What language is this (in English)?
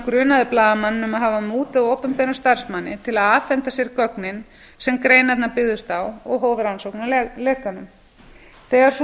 Icelandic